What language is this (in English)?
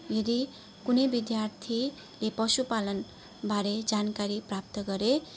Nepali